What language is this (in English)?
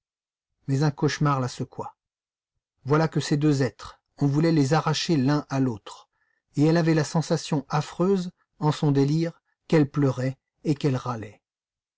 French